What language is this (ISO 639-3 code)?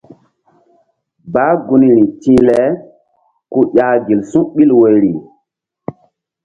mdd